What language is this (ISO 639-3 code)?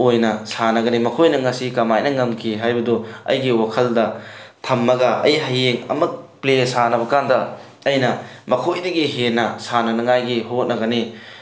mni